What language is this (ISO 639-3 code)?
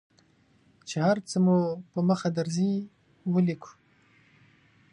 pus